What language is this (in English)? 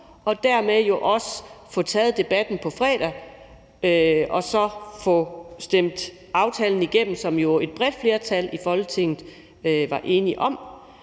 Danish